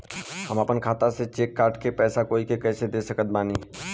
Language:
Bhojpuri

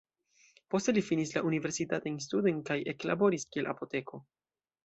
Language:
Esperanto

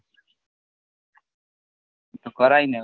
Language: Gujarati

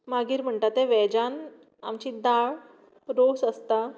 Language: Konkani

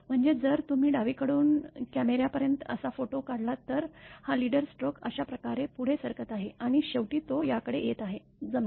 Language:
Marathi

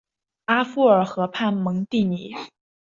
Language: Chinese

